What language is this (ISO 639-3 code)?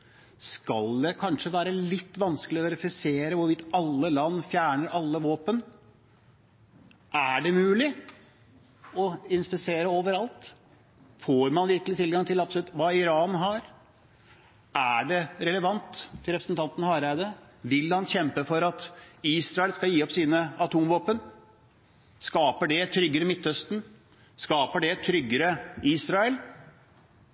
nob